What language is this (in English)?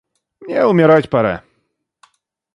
Russian